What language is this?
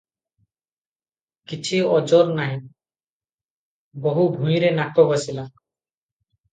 Odia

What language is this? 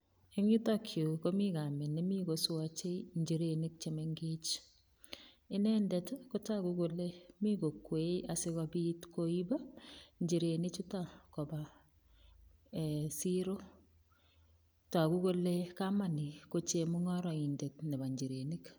Kalenjin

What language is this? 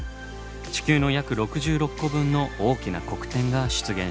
Japanese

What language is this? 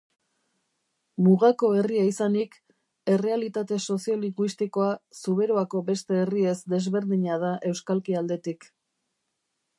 Basque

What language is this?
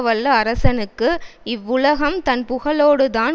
Tamil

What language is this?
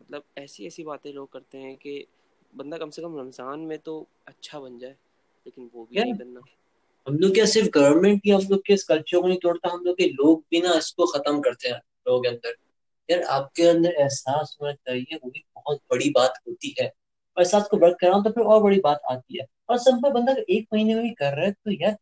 Urdu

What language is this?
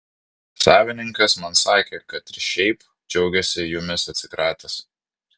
Lithuanian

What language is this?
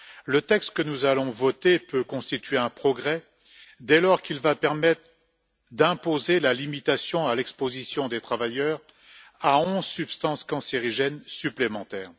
French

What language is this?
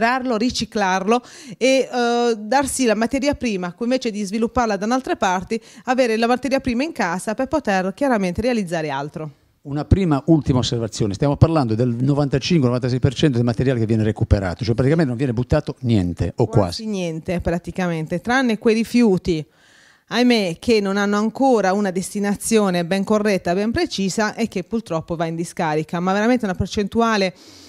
Italian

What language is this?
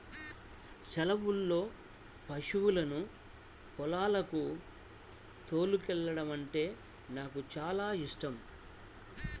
Telugu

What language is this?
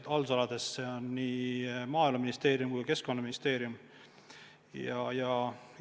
Estonian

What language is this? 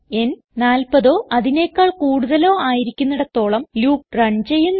Malayalam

